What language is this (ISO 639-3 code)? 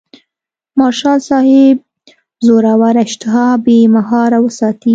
pus